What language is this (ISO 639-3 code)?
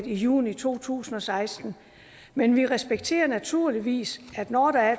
dan